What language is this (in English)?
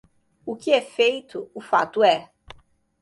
Portuguese